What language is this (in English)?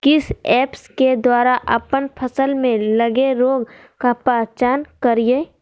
Magahi